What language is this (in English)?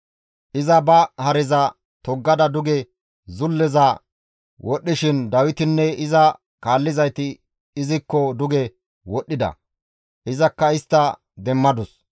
Gamo